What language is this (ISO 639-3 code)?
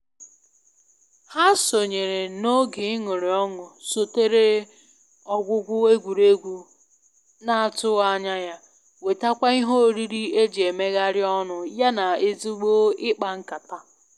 ibo